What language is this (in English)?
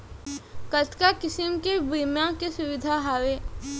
Chhattisgarhi